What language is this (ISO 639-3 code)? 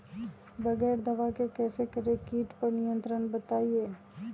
mag